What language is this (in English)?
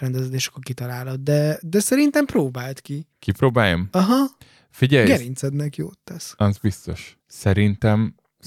Hungarian